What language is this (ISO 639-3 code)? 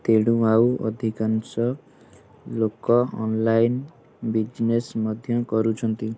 ori